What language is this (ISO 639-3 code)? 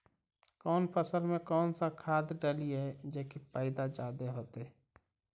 mag